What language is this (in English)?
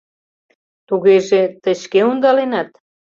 Mari